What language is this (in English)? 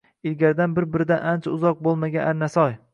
Uzbek